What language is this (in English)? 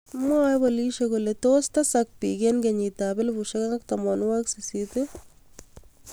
Kalenjin